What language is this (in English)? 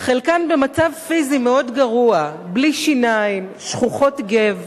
Hebrew